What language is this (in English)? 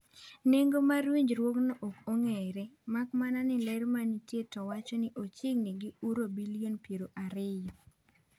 Luo (Kenya and Tanzania)